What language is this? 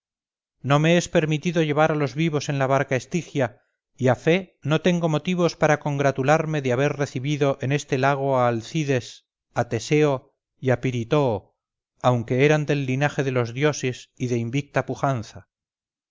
Spanish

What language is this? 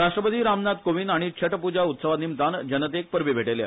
Konkani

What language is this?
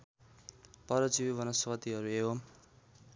Nepali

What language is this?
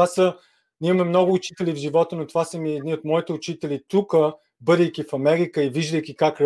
Bulgarian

